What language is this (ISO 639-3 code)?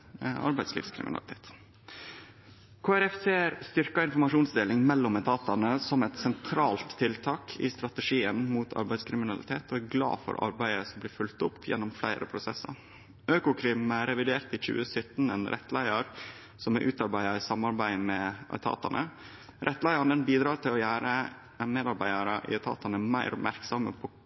nno